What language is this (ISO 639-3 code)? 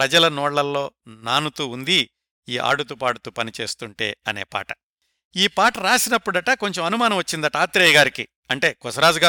tel